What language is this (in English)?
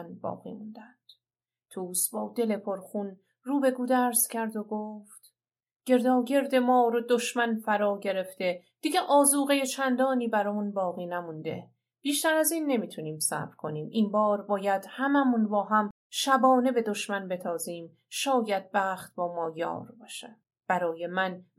Persian